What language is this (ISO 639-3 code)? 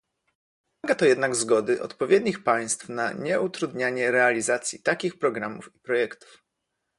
pol